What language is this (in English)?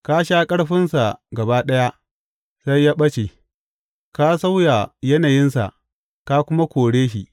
Hausa